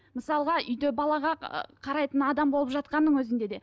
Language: Kazakh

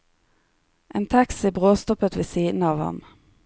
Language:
Norwegian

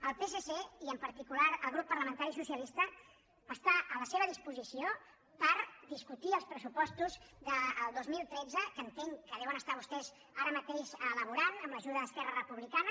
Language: Catalan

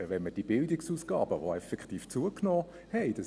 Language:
Swiss German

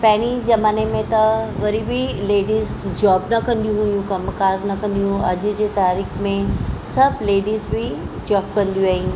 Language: Sindhi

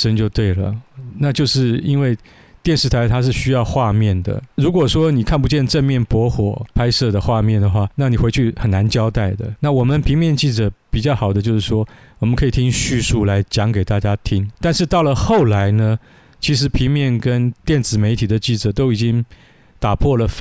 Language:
Chinese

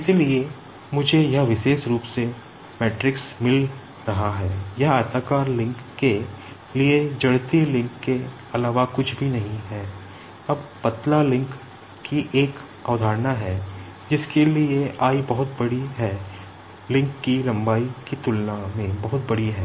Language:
Hindi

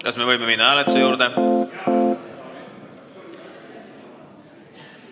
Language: Estonian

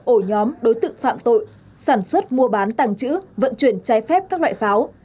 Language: Vietnamese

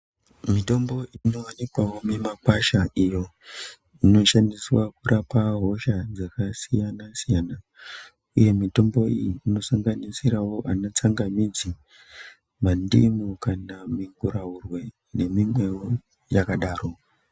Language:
Ndau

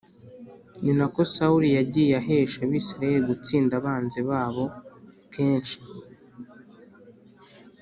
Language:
Kinyarwanda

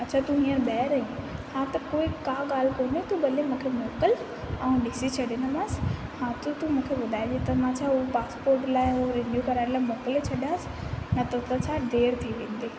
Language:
Sindhi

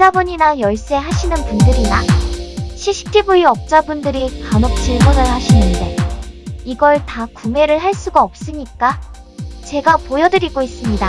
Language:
Korean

